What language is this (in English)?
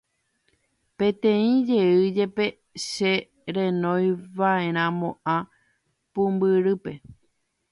Guarani